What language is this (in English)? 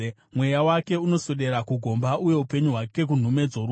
Shona